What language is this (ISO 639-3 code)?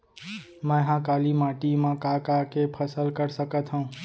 hne